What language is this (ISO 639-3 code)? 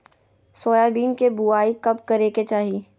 mag